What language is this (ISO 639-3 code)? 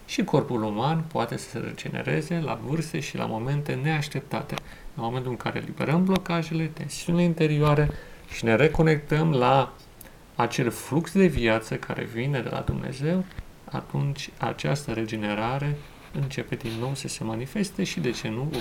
ron